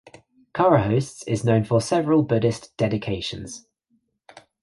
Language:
English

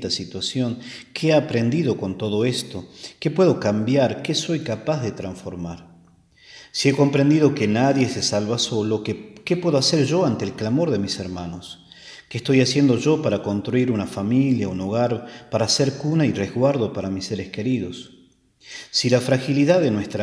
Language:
Spanish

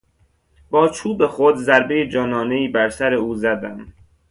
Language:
Persian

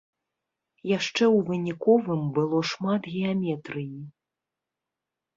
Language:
Belarusian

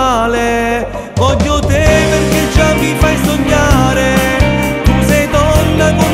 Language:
Romanian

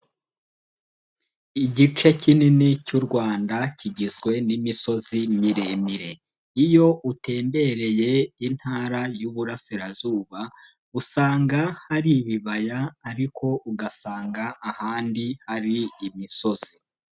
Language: Kinyarwanda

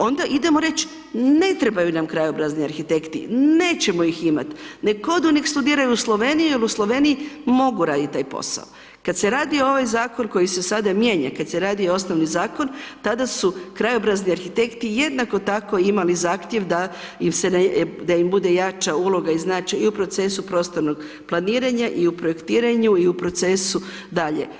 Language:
Croatian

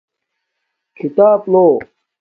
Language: Domaaki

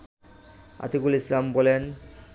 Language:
Bangla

